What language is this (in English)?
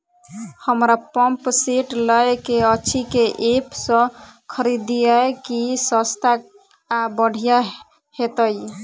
Maithili